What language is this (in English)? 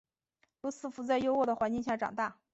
Chinese